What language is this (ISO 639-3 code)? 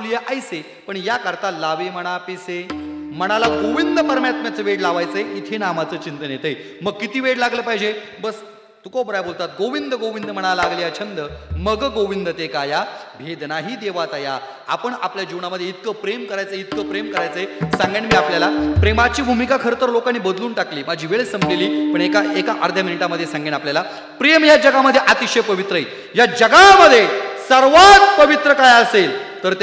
mar